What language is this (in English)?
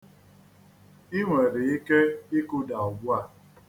Igbo